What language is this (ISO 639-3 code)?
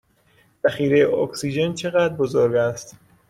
fas